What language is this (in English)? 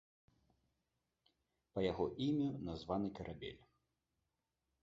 Belarusian